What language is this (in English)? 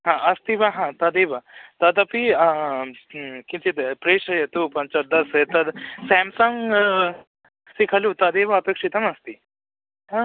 Sanskrit